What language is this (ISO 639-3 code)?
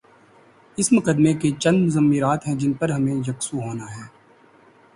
urd